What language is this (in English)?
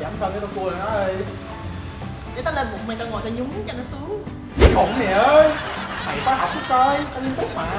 Vietnamese